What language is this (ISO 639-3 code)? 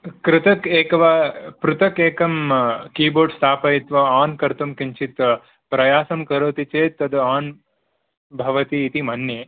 san